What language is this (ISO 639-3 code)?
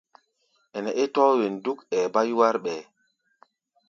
gba